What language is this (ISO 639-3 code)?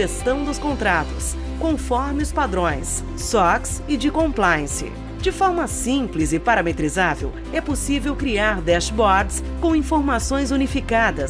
por